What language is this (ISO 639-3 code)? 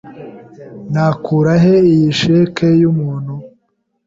kin